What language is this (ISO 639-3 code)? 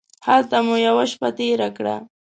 pus